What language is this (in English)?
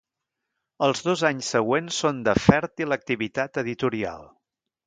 Catalan